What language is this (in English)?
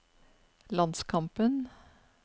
Norwegian